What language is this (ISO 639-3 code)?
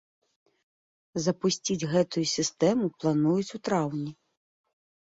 bel